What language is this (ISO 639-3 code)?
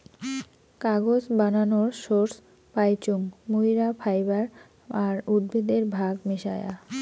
ben